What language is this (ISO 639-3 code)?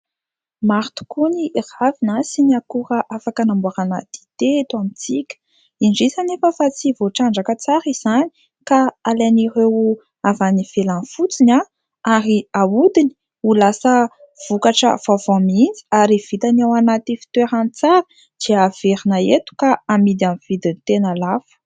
mlg